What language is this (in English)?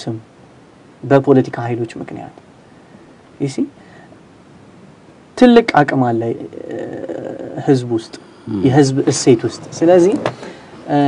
Arabic